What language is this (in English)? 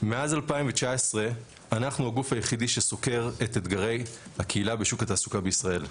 Hebrew